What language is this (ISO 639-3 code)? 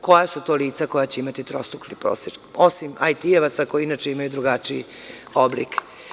srp